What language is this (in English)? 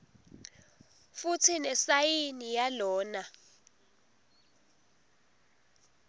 Swati